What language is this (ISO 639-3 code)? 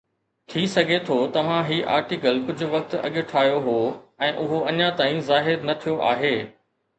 snd